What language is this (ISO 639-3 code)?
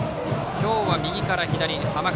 jpn